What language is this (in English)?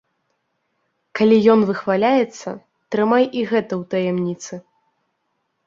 Belarusian